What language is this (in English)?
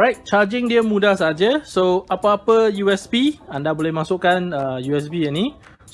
Malay